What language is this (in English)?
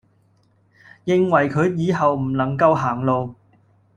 Cantonese